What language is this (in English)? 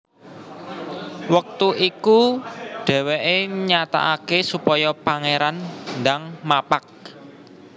Javanese